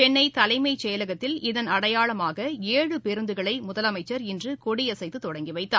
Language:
Tamil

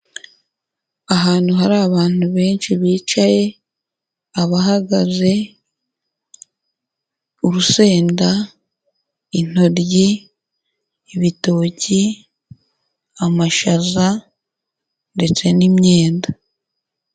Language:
Kinyarwanda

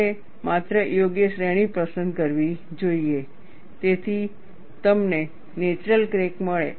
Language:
Gujarati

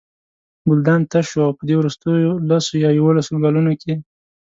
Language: Pashto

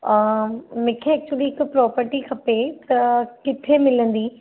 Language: Sindhi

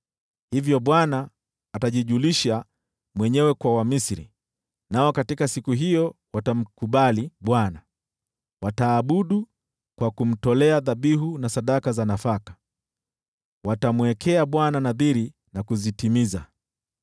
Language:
Swahili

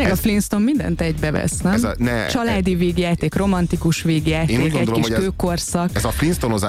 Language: Hungarian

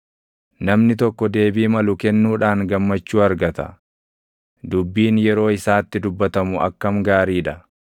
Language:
Oromo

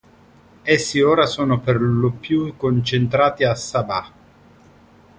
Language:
Italian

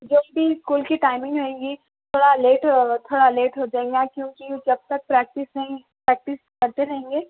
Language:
Urdu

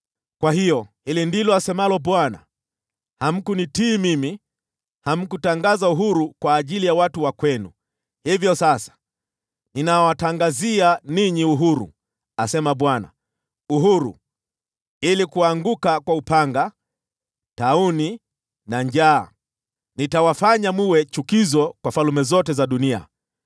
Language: Swahili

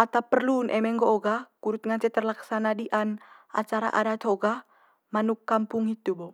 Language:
Manggarai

